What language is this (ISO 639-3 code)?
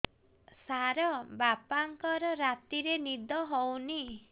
ori